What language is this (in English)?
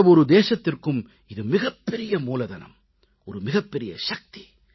Tamil